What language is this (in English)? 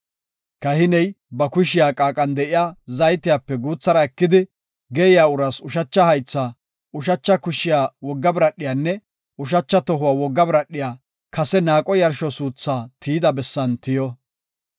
Gofa